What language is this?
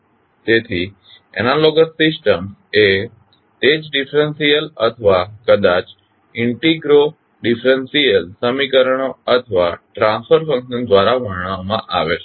Gujarati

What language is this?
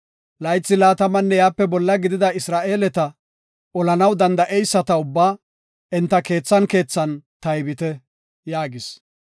Gofa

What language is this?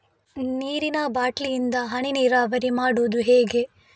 Kannada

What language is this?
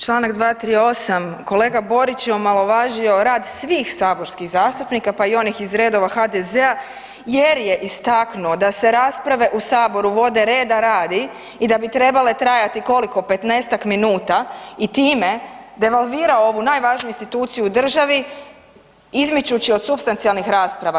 Croatian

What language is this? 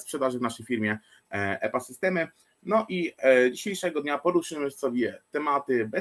Polish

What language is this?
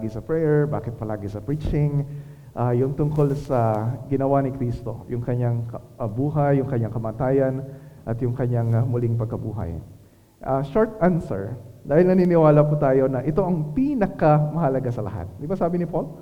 Filipino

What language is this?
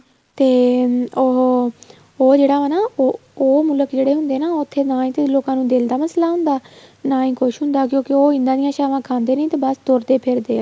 Punjabi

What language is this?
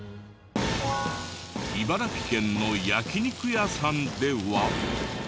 Japanese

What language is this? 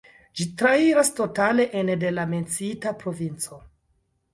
Esperanto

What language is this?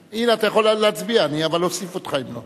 Hebrew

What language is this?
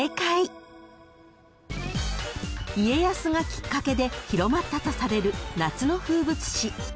Japanese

